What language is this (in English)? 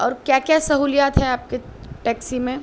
Urdu